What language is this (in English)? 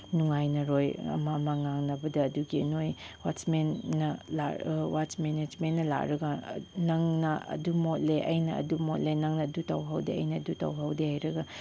Manipuri